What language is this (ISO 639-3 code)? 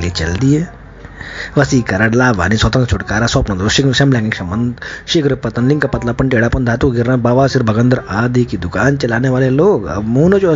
hin